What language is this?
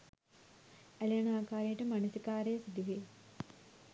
Sinhala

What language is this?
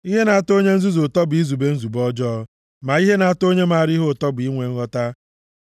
Igbo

